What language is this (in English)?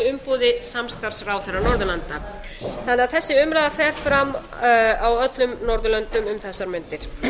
Icelandic